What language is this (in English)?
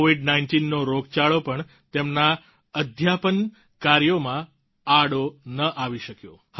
Gujarati